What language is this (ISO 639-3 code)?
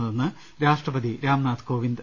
mal